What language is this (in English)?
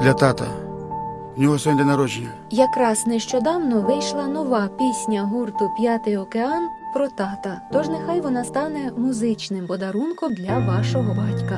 Ukrainian